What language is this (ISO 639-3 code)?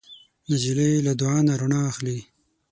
pus